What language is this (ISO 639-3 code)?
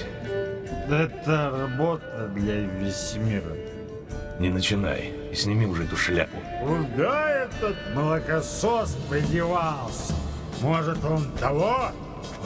rus